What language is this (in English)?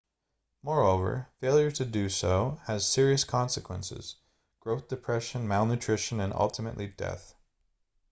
English